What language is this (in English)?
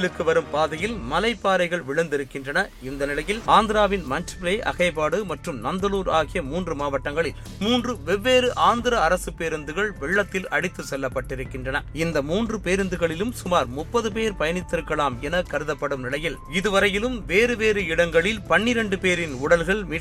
Tamil